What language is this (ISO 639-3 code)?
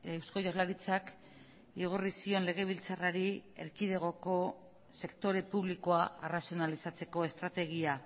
eus